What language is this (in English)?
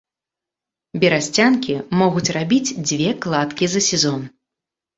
Belarusian